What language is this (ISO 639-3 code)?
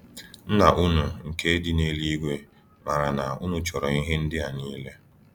ibo